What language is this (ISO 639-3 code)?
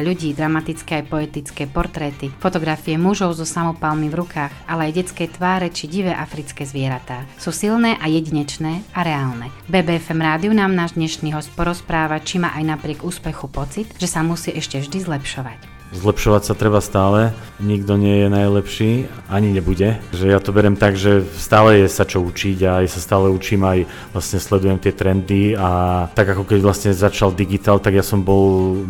slk